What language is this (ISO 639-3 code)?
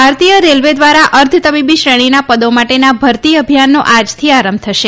guj